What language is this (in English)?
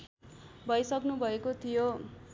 Nepali